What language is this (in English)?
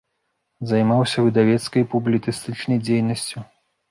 Belarusian